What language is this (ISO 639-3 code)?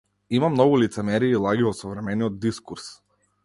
mkd